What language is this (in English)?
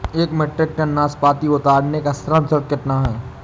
Hindi